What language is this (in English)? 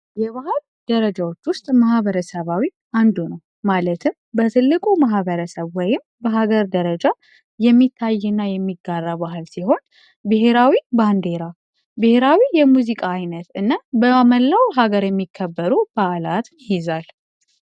Amharic